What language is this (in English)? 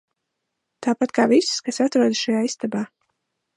Latvian